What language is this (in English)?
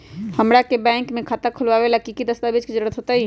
Magahi